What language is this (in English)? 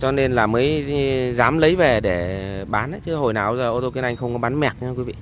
Vietnamese